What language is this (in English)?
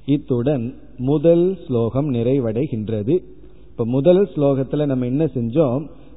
Tamil